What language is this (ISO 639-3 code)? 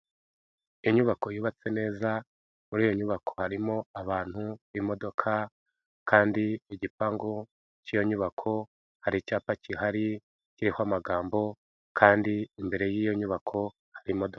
kin